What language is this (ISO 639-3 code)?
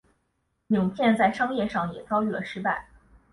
zho